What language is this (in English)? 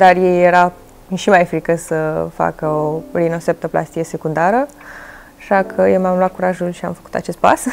Romanian